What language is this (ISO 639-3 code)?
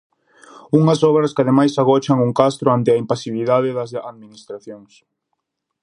glg